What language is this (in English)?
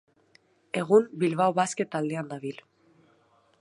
Basque